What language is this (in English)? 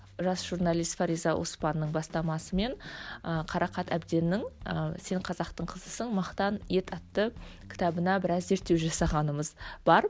Kazakh